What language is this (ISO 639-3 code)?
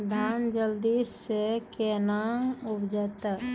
mai